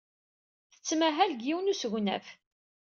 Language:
Kabyle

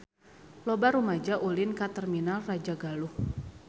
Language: Sundanese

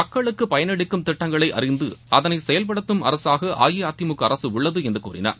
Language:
Tamil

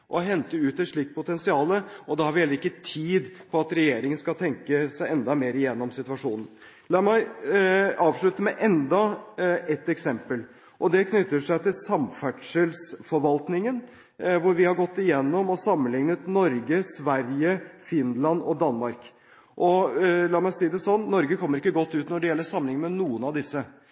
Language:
Norwegian Bokmål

